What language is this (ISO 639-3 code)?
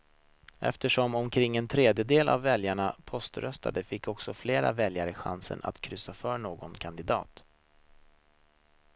swe